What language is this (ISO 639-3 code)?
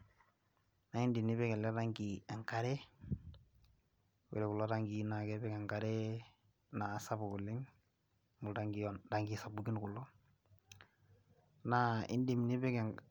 mas